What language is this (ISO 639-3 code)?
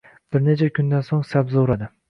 uzb